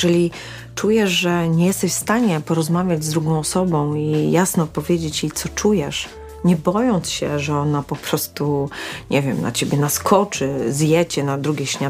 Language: Polish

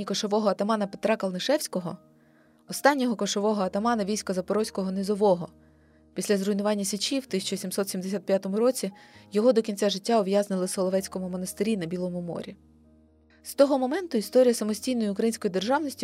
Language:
Ukrainian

